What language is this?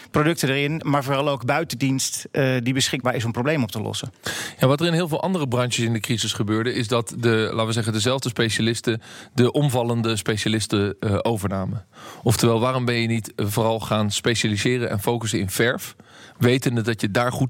Dutch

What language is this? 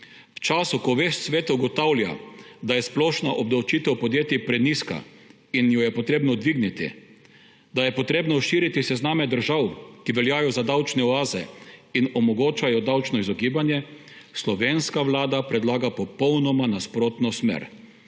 Slovenian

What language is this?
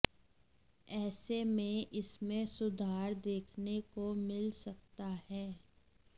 Hindi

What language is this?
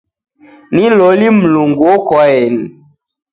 Taita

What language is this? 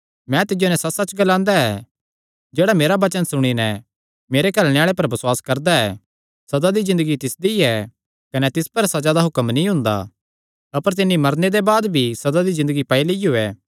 Kangri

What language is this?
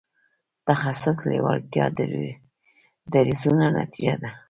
Pashto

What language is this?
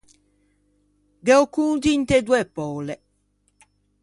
Ligurian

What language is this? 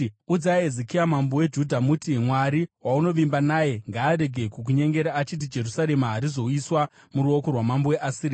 Shona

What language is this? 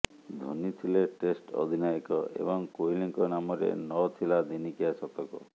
Odia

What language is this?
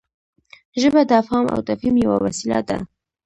Pashto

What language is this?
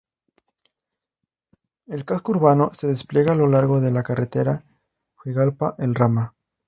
Spanish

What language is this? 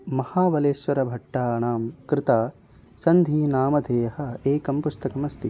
Sanskrit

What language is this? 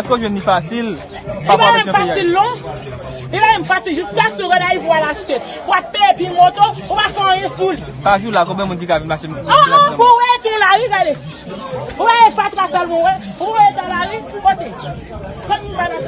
French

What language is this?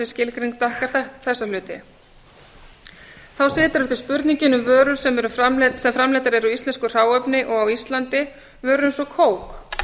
Icelandic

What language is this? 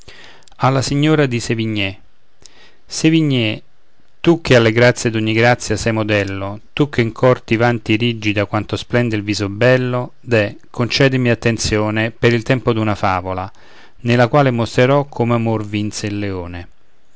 Italian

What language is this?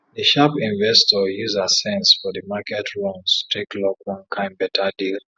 Nigerian Pidgin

